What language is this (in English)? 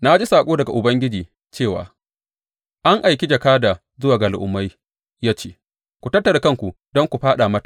Hausa